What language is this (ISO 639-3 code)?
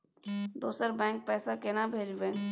mai